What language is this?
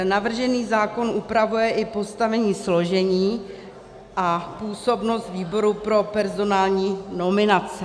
Czech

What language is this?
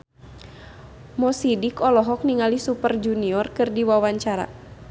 Sundanese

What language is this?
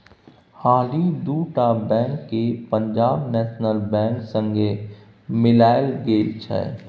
Maithili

